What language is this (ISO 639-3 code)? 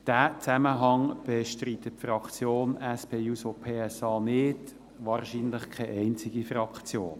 gsw